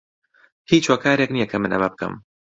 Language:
Central Kurdish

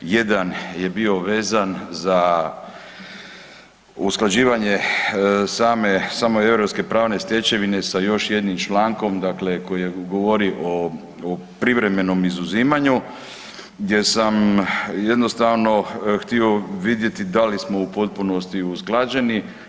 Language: Croatian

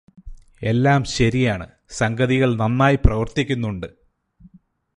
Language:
Malayalam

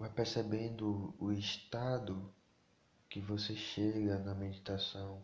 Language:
Portuguese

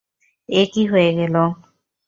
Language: Bangla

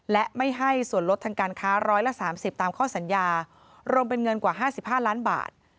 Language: Thai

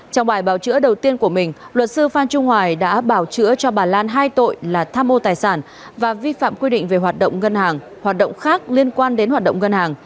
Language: Vietnamese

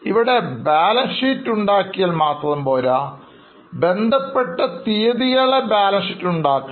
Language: Malayalam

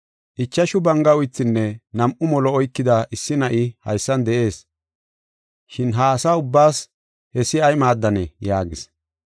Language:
Gofa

